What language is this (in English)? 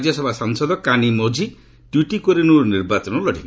Odia